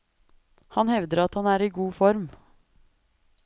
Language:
Norwegian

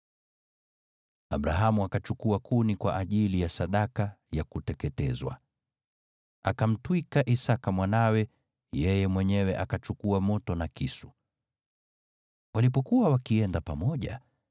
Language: Swahili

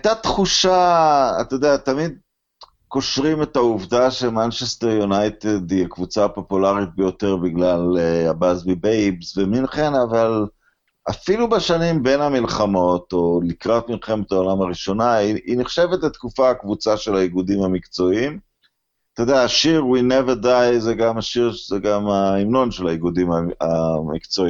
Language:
Hebrew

